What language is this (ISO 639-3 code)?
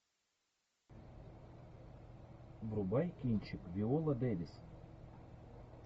rus